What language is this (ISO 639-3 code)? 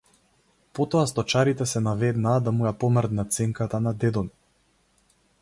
mkd